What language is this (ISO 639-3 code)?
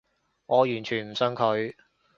yue